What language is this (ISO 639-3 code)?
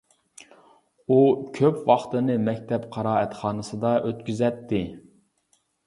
uig